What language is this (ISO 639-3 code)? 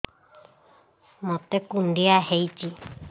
ori